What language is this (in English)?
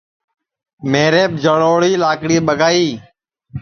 Sansi